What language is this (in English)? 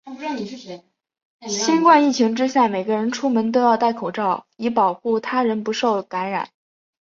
Chinese